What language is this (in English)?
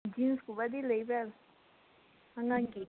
Manipuri